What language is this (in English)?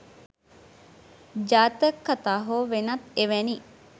Sinhala